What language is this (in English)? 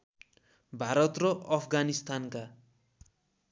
Nepali